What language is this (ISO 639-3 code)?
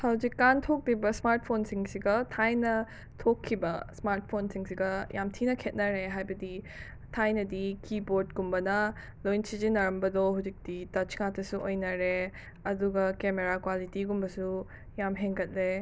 mni